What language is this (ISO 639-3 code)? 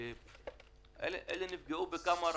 heb